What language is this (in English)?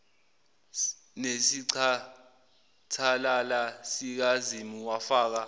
Zulu